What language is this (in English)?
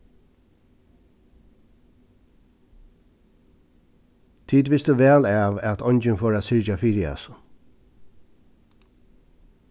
Faroese